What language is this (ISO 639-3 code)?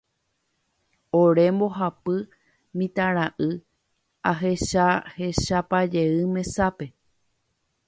grn